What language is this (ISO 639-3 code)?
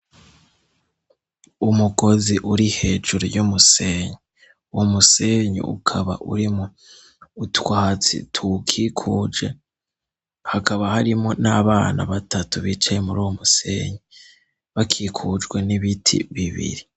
run